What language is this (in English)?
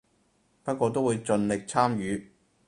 Cantonese